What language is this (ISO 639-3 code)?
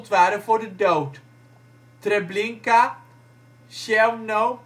nld